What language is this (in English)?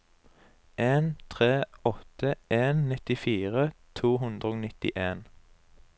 Norwegian